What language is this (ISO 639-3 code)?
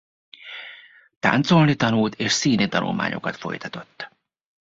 hun